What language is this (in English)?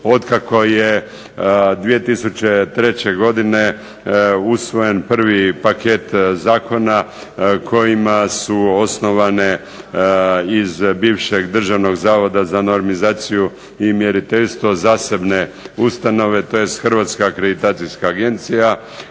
Croatian